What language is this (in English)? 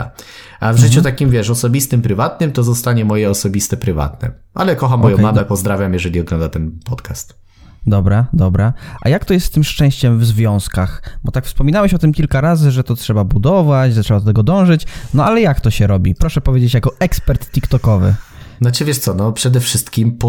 Polish